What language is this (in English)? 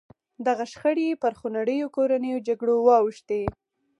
Pashto